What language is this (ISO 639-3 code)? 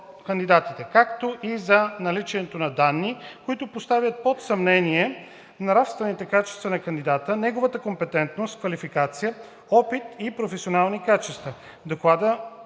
bul